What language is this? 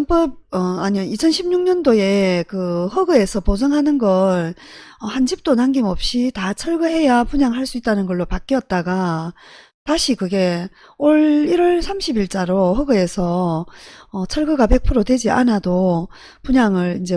Korean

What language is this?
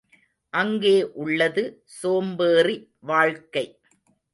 Tamil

